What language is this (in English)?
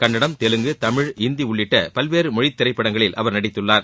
Tamil